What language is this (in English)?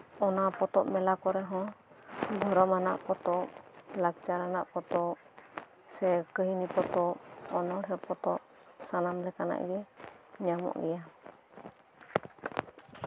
Santali